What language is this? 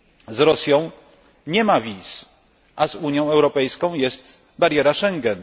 Polish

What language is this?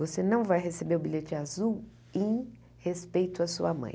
Portuguese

